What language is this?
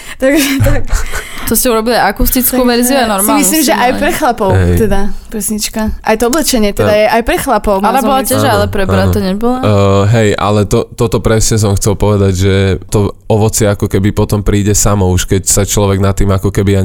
Slovak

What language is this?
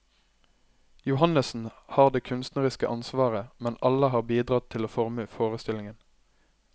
Norwegian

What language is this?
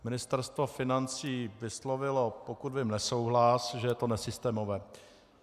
Czech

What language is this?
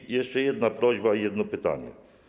Polish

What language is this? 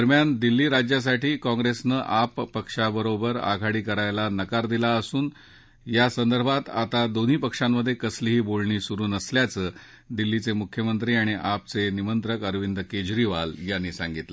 Marathi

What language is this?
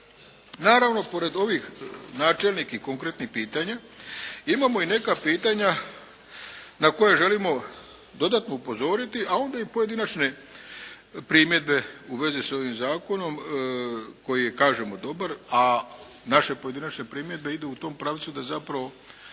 Croatian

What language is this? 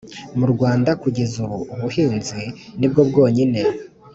Kinyarwanda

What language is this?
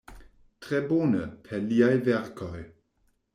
Esperanto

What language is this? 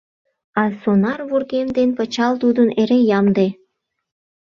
Mari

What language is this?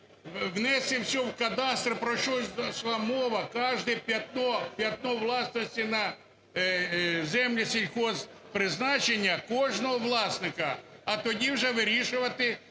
Ukrainian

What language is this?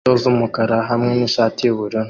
Kinyarwanda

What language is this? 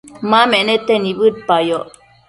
Matsés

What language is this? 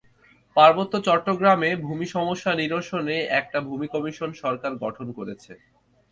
Bangla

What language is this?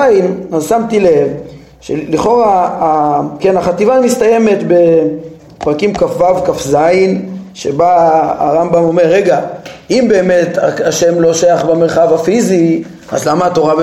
Hebrew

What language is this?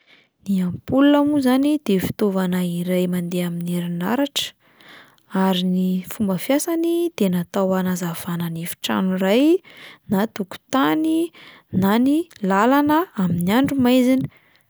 Malagasy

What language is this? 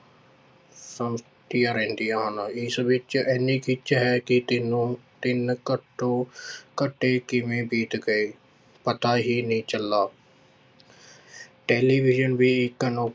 Punjabi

